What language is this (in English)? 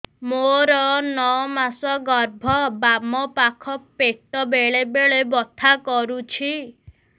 Odia